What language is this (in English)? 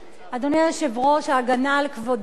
Hebrew